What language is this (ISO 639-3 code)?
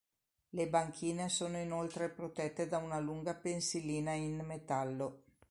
ita